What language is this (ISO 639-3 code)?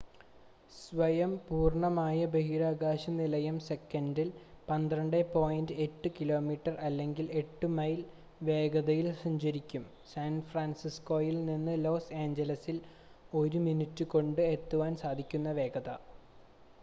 mal